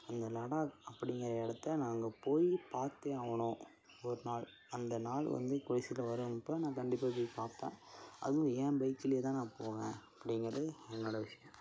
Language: Tamil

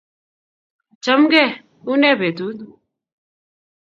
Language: Kalenjin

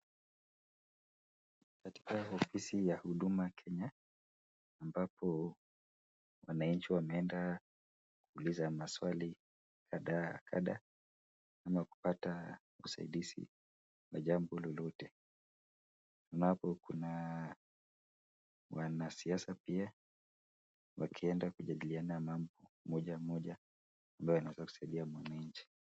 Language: Swahili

